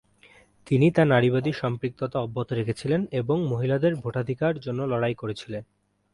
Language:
Bangla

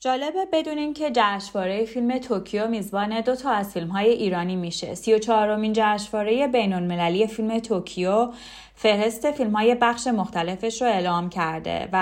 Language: Persian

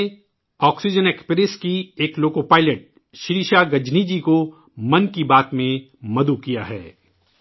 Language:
Urdu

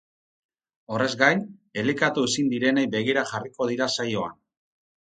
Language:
Basque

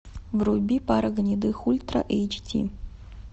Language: Russian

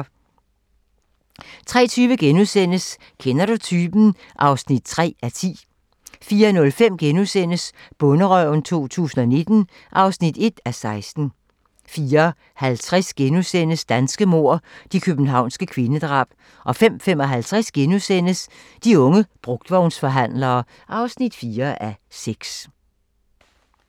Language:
Danish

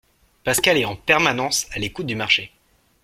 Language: French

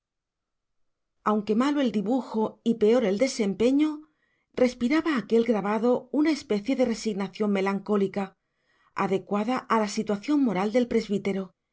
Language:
Spanish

